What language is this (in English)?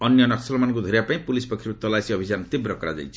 Odia